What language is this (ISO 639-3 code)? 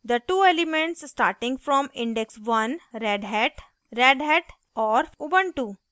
hin